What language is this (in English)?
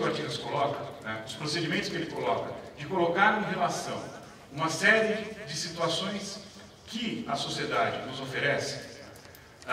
Portuguese